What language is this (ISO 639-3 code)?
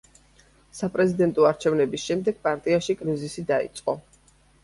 kat